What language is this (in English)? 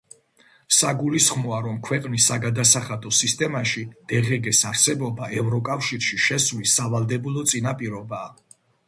Georgian